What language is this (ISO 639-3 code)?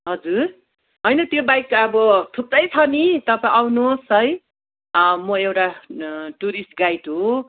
nep